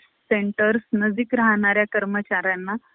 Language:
Marathi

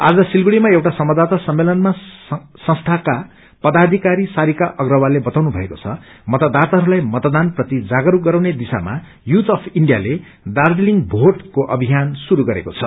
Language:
Nepali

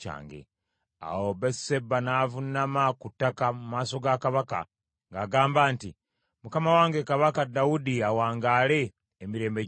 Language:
Ganda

